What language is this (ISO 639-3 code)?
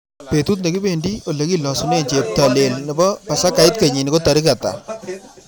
kln